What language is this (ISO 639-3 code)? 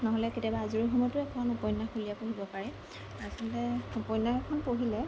asm